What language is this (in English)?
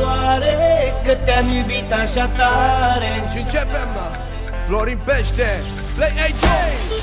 Romanian